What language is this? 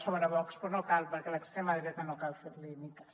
Catalan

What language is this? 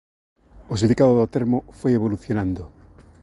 Galician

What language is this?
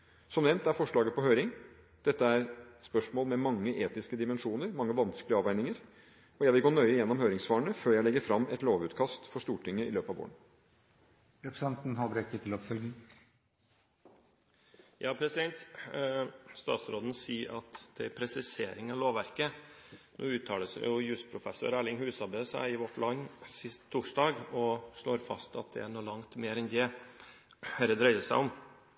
Norwegian Bokmål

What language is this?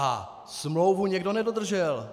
Czech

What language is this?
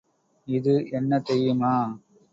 Tamil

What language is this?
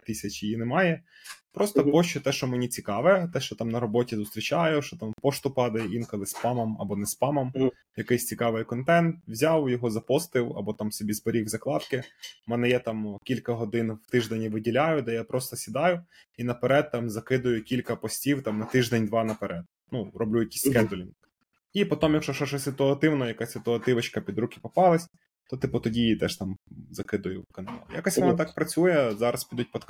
Ukrainian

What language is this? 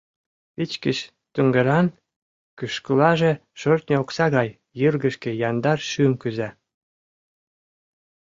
Mari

